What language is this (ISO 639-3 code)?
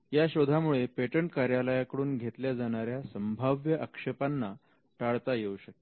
mar